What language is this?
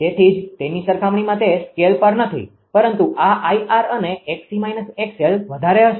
Gujarati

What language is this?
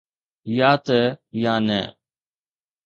Sindhi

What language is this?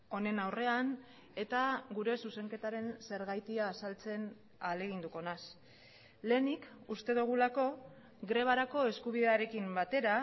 Basque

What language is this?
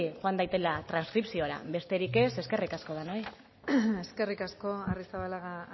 Basque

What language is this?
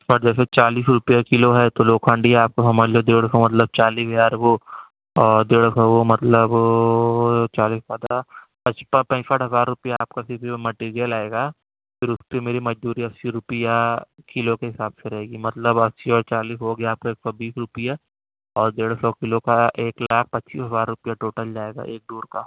Urdu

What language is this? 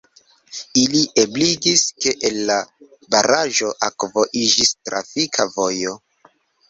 Esperanto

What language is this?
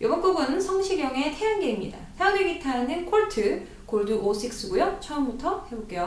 Korean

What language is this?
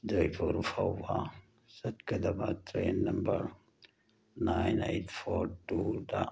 Manipuri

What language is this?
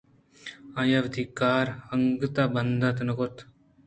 Eastern Balochi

